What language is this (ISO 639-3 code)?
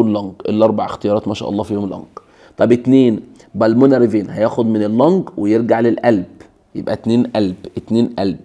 ara